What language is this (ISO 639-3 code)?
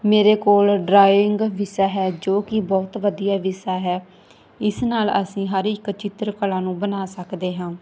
pan